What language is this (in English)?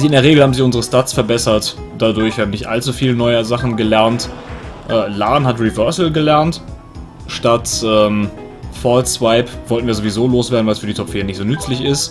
German